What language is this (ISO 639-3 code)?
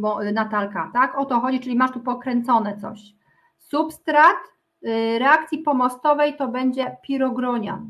pol